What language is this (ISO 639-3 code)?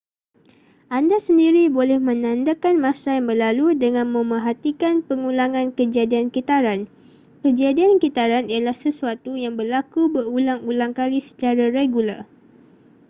msa